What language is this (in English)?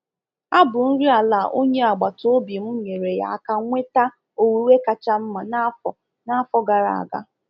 Igbo